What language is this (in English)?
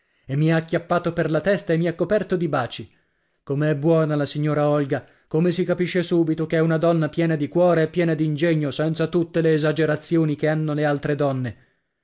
Italian